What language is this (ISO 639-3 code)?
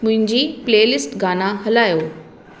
snd